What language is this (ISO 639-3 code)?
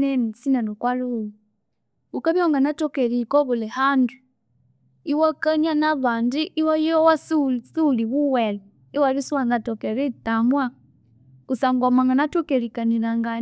koo